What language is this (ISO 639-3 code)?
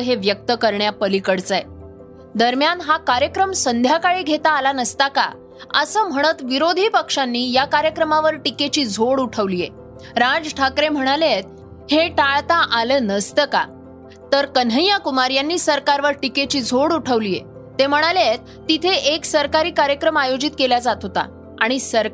mar